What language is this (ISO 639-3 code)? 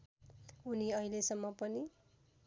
nep